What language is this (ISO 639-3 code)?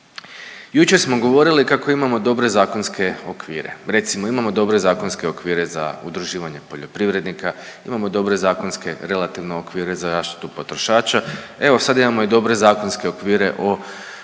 hrv